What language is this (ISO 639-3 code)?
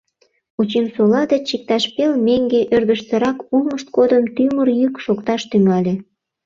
chm